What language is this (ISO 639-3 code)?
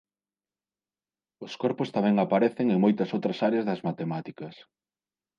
glg